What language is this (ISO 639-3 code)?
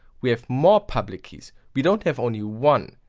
eng